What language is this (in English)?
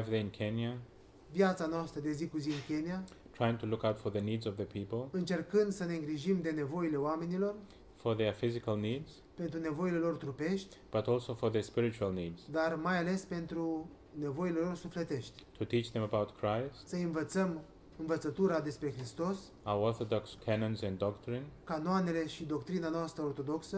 Romanian